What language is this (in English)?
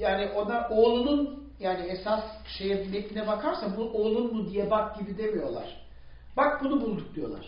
Turkish